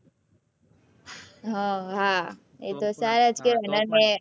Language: Gujarati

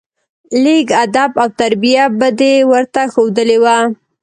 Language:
Pashto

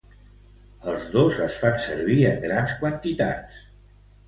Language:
Catalan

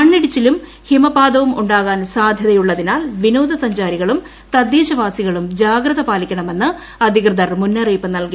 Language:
Malayalam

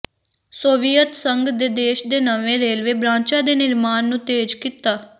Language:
Punjabi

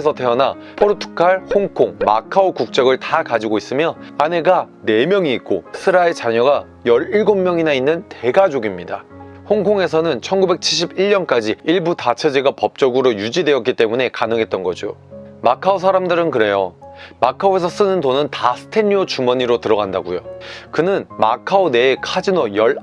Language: Korean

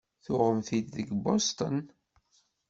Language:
Kabyle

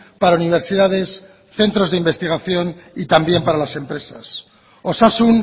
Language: Spanish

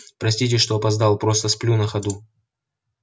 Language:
Russian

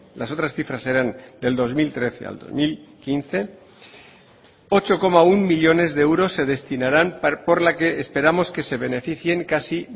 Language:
Spanish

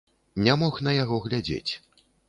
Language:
Belarusian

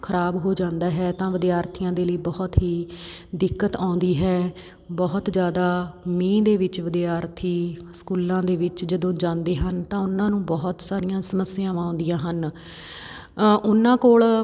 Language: Punjabi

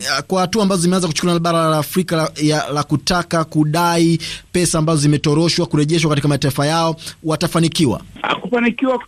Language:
Swahili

